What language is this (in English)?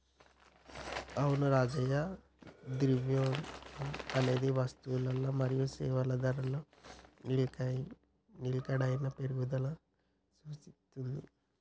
Telugu